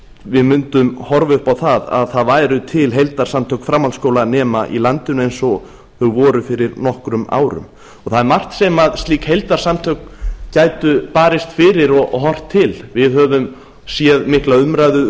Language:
Icelandic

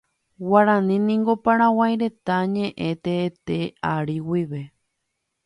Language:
Guarani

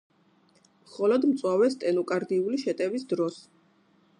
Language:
Georgian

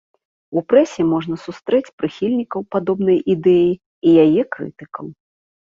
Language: Belarusian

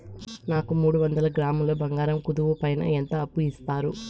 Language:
Telugu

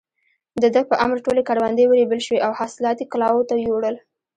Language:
Pashto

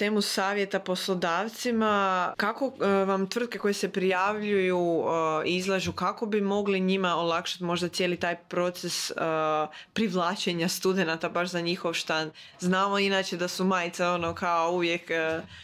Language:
Croatian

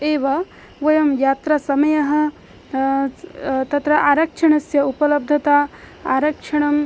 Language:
Sanskrit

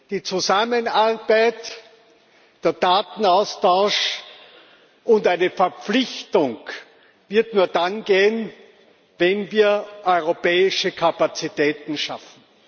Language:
German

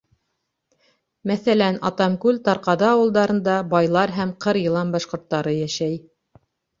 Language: Bashkir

